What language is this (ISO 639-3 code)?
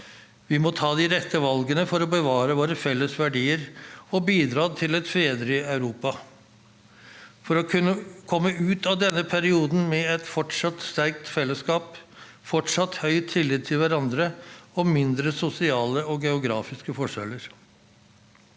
nor